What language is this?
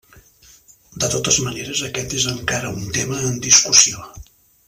Catalan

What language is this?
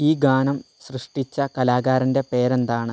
Malayalam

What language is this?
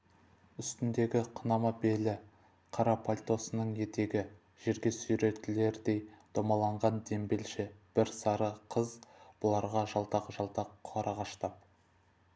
Kazakh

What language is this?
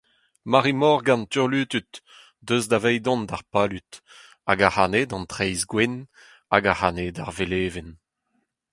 Breton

